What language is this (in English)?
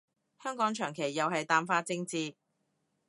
Cantonese